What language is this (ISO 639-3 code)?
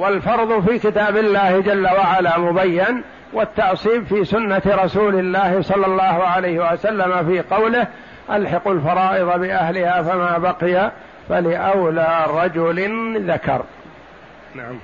ara